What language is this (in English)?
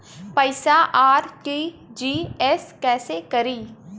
Bhojpuri